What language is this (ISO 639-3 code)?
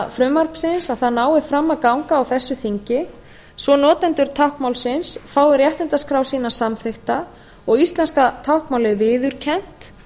isl